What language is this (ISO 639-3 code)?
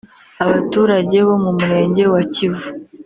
kin